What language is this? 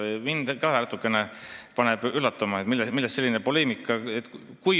Estonian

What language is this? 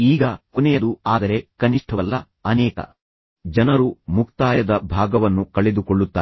Kannada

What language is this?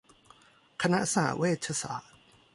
Thai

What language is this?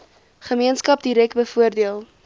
Afrikaans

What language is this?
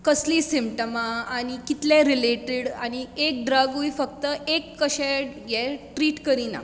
Konkani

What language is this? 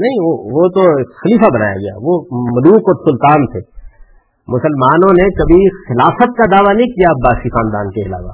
Urdu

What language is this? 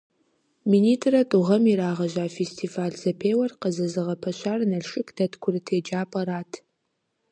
Kabardian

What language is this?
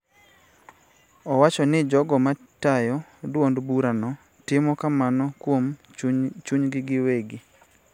Luo (Kenya and Tanzania)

